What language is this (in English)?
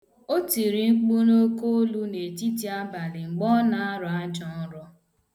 Igbo